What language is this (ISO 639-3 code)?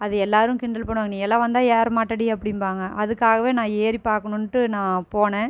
tam